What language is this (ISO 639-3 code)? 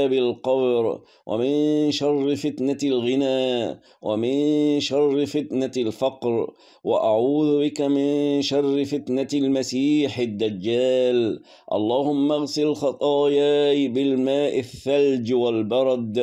ara